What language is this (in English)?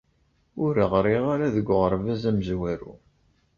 Kabyle